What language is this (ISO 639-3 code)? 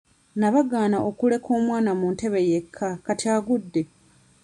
lug